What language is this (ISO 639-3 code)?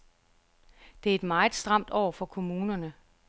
dan